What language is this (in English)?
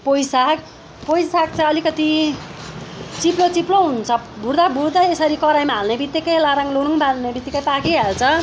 Nepali